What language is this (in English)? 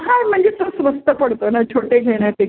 Marathi